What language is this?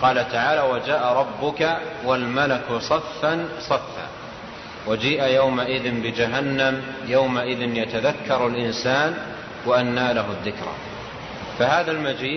Arabic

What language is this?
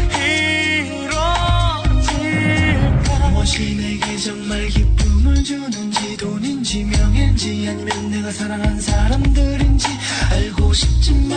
Korean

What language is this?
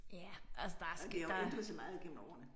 Danish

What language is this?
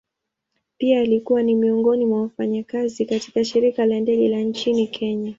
Swahili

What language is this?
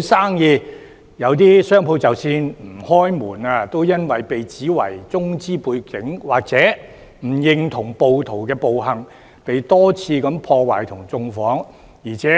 Cantonese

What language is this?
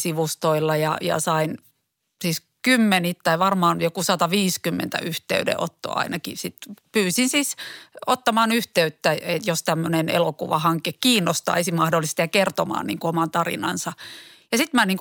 Finnish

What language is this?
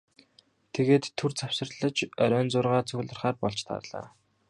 Mongolian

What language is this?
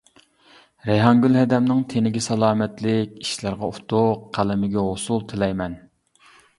Uyghur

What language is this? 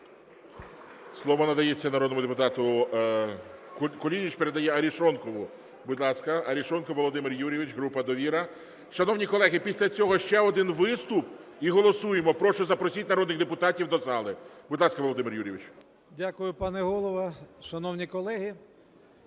Ukrainian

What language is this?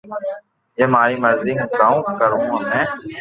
Loarki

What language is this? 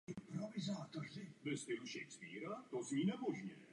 Czech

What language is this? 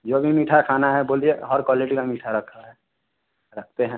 Hindi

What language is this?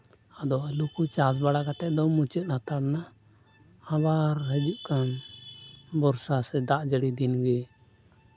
Santali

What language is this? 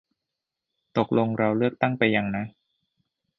Thai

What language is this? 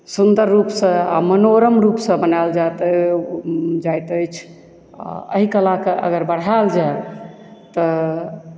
Maithili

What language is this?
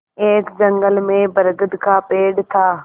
Hindi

